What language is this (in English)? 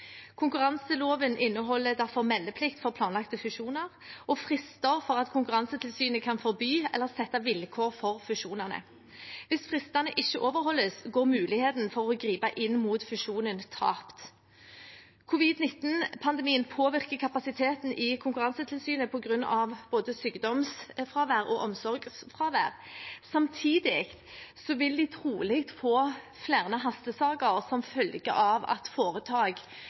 Norwegian Bokmål